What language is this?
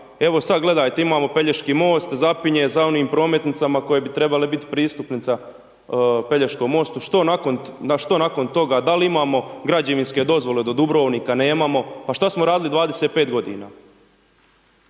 Croatian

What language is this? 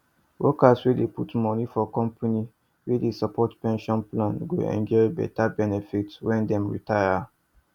Nigerian Pidgin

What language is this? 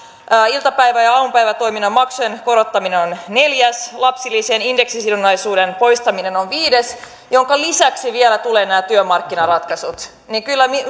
Finnish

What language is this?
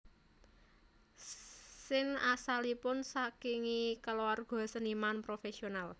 Javanese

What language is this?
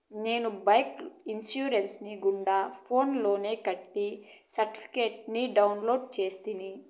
Telugu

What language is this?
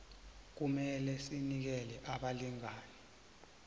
South Ndebele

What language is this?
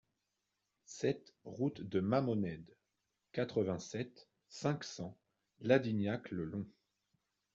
French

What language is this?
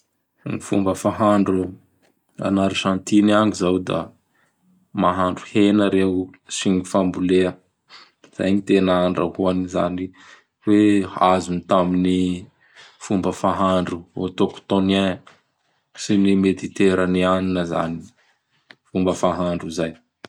Bara Malagasy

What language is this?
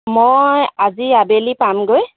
Assamese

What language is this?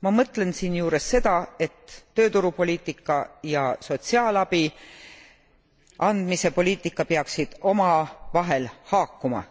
Estonian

